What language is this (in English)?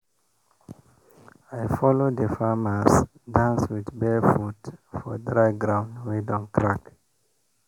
Nigerian Pidgin